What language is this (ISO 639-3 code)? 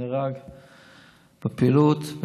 heb